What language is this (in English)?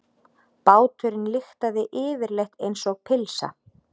Icelandic